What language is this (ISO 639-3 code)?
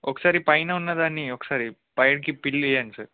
tel